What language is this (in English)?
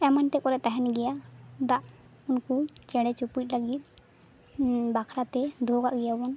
Santali